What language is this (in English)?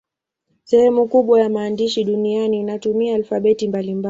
Swahili